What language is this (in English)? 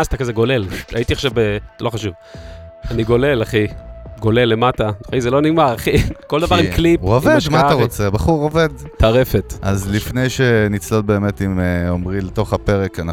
Hebrew